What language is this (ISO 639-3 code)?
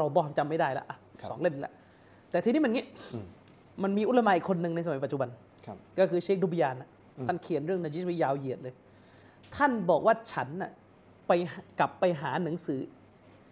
tha